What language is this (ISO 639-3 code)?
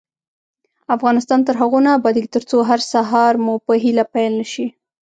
pus